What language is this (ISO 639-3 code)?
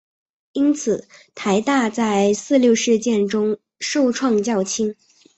zho